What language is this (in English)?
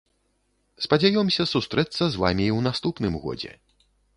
Belarusian